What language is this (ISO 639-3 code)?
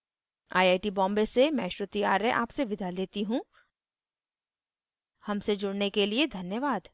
hin